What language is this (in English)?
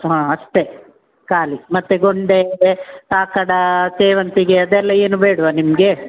Kannada